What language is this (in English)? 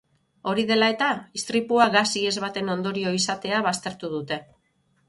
Basque